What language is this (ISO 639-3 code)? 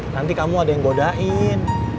ind